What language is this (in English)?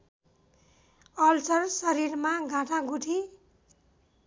Nepali